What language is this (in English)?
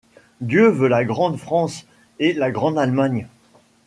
French